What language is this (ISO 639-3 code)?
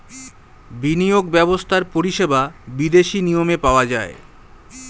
ben